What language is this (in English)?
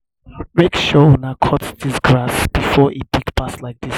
Nigerian Pidgin